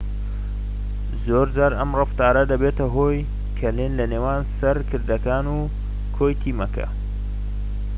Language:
Central Kurdish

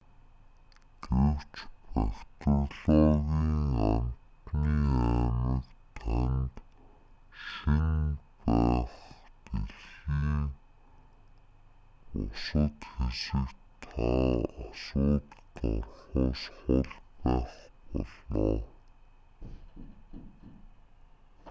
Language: Mongolian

